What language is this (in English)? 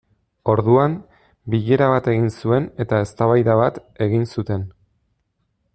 Basque